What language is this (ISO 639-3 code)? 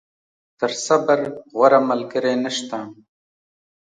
pus